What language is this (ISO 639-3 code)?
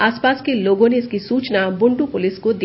hin